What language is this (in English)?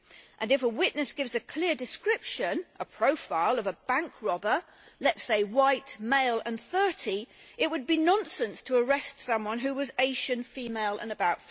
English